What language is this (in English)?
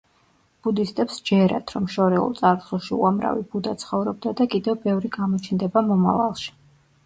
Georgian